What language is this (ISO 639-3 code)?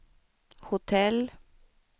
swe